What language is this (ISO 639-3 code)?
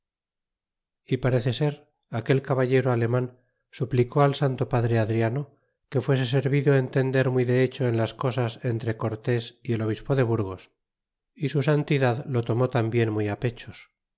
spa